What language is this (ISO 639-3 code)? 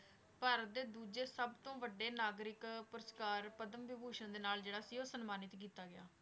pan